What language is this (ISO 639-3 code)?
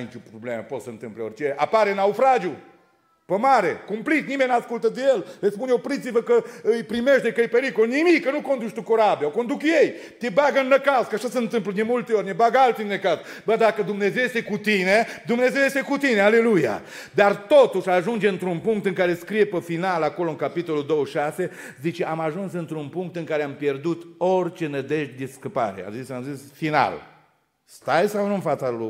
ron